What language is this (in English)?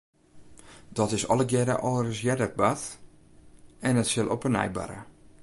Western Frisian